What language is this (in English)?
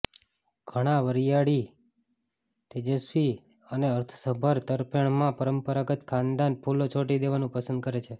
Gujarati